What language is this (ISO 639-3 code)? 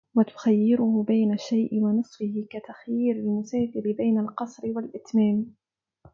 ara